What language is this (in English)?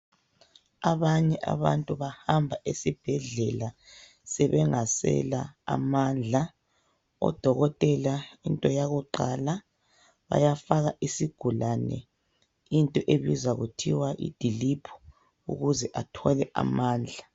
North Ndebele